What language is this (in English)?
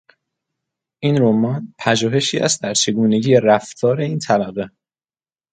Persian